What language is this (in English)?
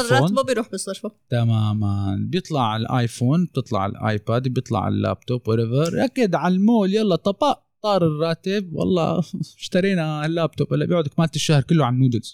Arabic